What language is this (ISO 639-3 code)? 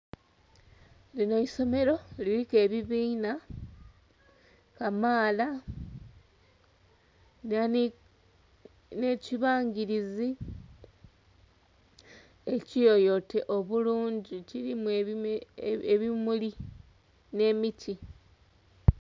xog